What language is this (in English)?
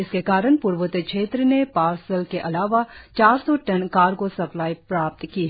Hindi